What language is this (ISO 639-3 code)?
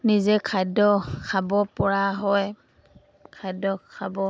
asm